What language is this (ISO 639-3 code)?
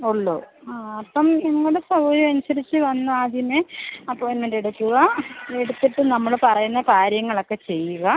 mal